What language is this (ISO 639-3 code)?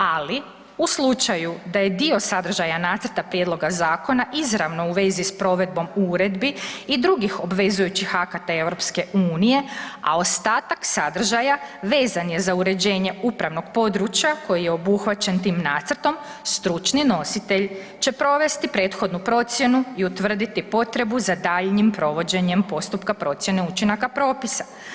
hrv